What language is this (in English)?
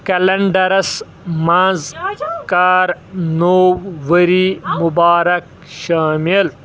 Kashmiri